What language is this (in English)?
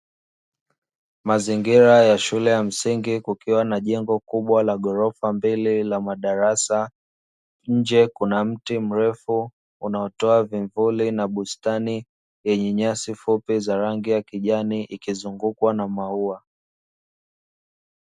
Swahili